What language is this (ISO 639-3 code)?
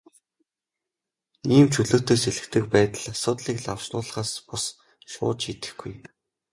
mon